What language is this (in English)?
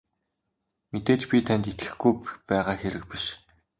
Mongolian